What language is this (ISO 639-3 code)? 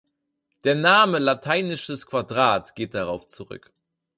deu